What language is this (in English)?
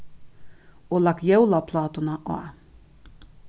Faroese